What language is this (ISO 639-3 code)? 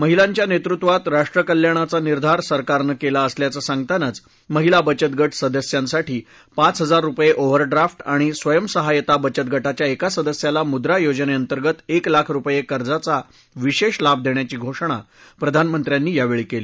mar